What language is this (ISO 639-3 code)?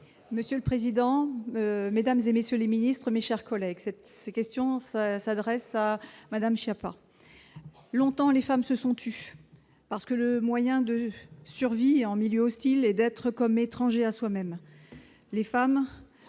fra